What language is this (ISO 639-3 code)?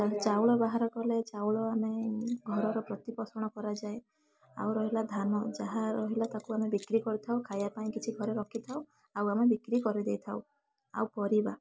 ori